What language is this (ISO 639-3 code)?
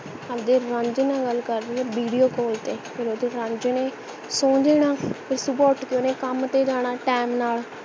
pan